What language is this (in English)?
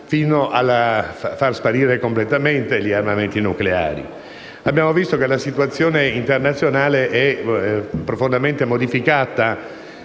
Italian